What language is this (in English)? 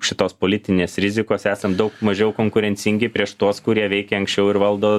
Lithuanian